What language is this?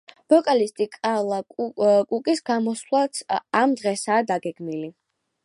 Georgian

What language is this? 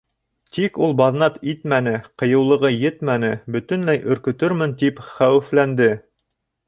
Bashkir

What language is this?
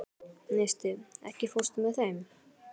Icelandic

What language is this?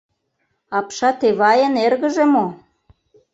Mari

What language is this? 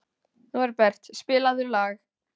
Icelandic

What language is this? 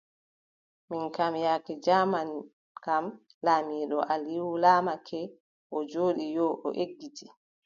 Adamawa Fulfulde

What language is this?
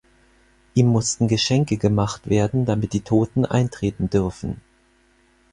German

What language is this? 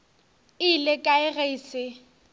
Northern Sotho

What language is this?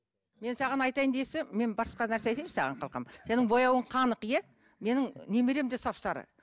Kazakh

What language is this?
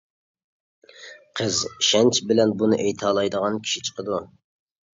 Uyghur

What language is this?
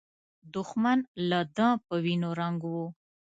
Pashto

